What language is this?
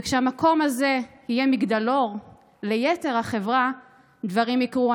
Hebrew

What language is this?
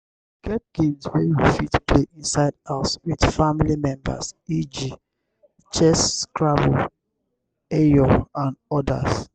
Nigerian Pidgin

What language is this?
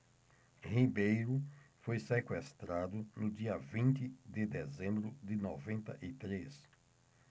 Portuguese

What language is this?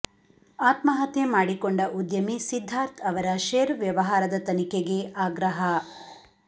Kannada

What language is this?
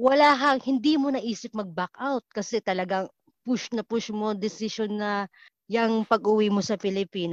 Filipino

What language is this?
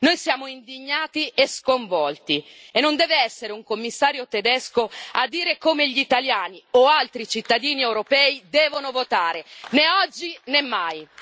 Italian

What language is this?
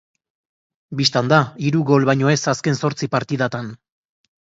Basque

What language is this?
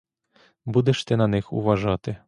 Ukrainian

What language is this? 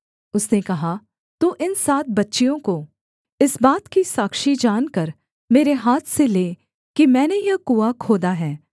Hindi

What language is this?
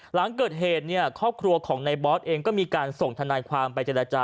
Thai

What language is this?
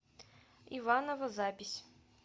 Russian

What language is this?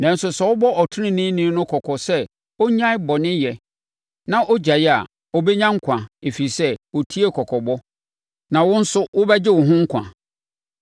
Akan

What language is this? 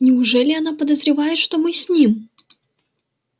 Russian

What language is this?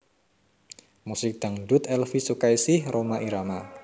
Javanese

